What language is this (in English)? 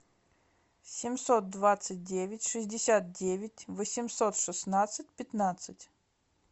Russian